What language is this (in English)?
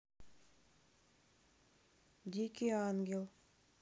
Russian